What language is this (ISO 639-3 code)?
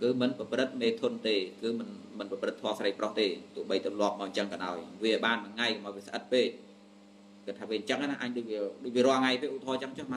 vie